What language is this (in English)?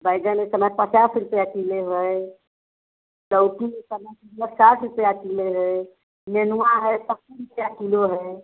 Hindi